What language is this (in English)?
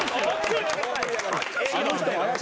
Japanese